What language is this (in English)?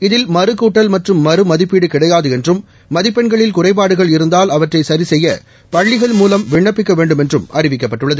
Tamil